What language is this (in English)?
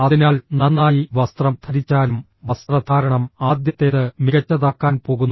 Malayalam